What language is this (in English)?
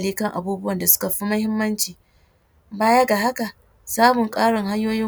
Hausa